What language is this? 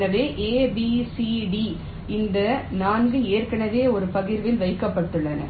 Tamil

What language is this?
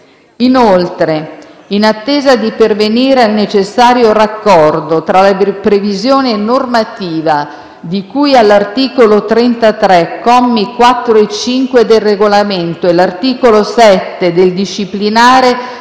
Italian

